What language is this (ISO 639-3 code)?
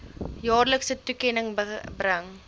afr